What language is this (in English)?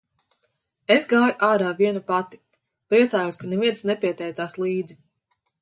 Latvian